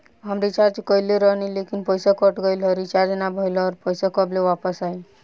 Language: Bhojpuri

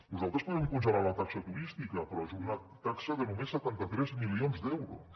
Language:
Catalan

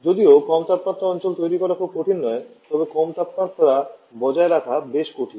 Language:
Bangla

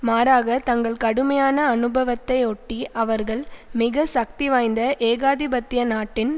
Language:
Tamil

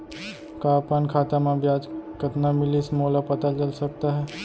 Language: Chhattisgarhi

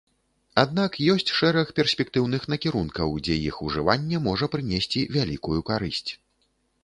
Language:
Belarusian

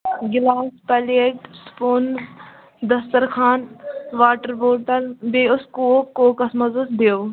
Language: Kashmiri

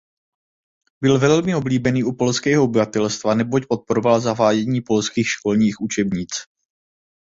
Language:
Czech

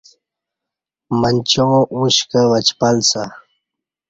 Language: Kati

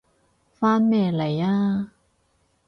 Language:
Cantonese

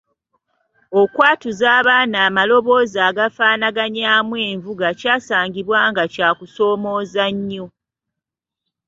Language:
Ganda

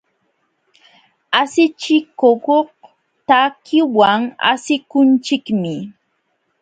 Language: Jauja Wanca Quechua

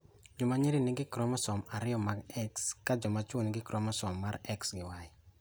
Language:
Luo (Kenya and Tanzania)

